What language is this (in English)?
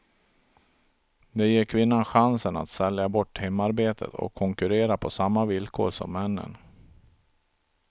Swedish